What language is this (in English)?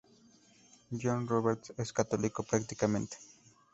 Spanish